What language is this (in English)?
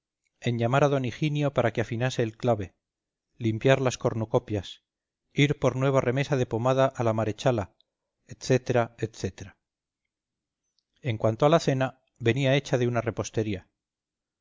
Spanish